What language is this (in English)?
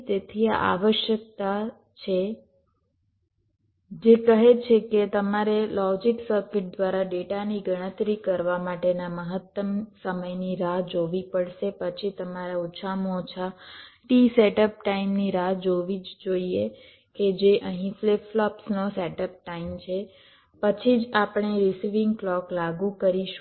Gujarati